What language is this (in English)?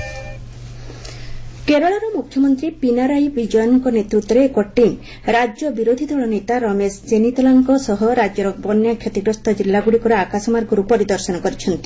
Odia